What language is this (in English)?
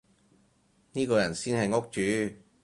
Cantonese